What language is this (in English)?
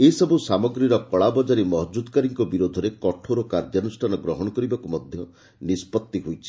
Odia